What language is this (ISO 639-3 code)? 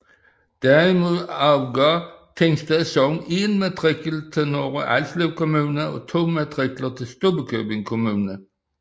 dan